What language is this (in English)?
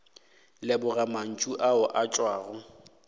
Northern Sotho